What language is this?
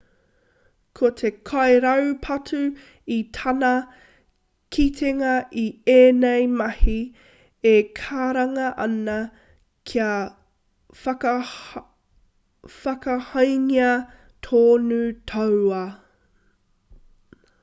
Māori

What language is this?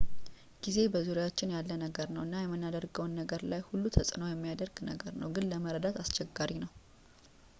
Amharic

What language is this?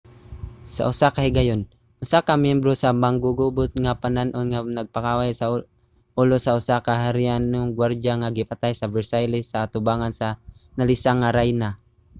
Cebuano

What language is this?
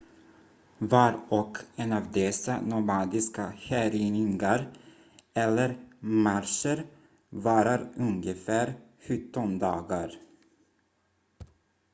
Swedish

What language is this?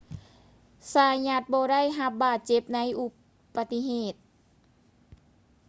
Lao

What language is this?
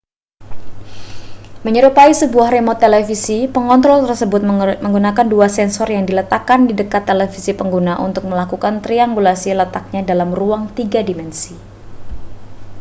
Indonesian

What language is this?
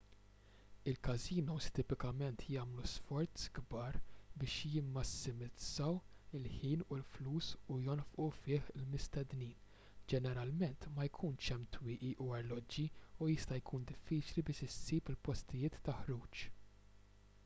Maltese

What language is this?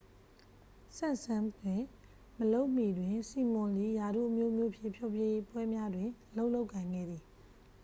Burmese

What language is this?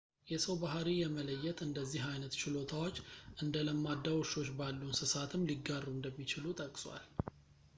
Amharic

